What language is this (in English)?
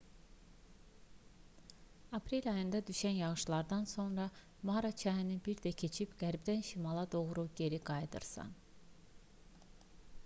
Azerbaijani